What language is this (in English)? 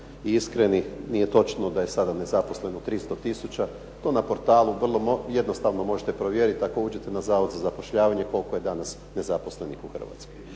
Croatian